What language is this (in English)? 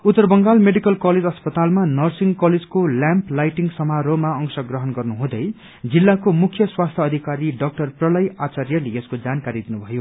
Nepali